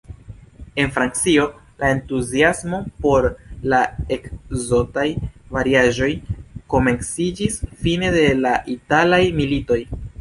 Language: Esperanto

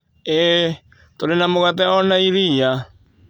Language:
Kikuyu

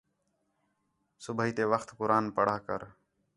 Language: Khetrani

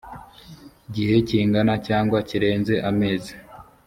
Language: Kinyarwanda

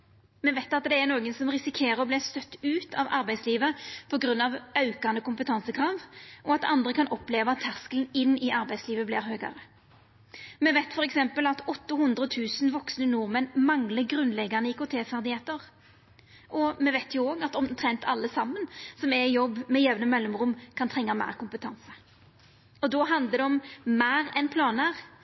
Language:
Norwegian Nynorsk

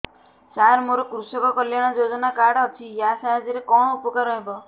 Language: Odia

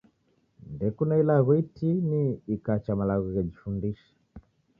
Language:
Taita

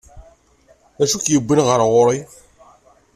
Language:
Kabyle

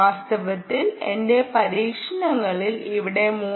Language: Malayalam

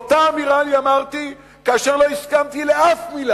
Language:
Hebrew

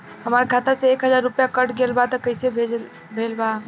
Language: Bhojpuri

